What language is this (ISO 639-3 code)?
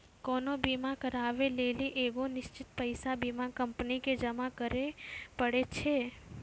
mai